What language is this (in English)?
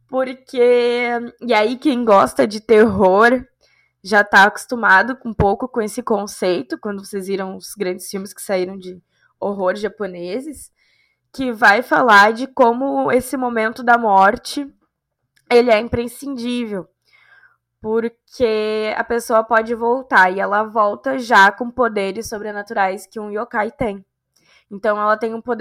Portuguese